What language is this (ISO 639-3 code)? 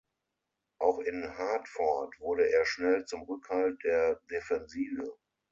deu